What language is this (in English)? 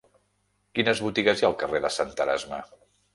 Catalan